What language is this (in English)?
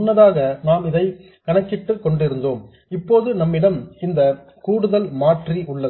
Tamil